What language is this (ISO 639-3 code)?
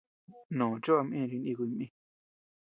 cux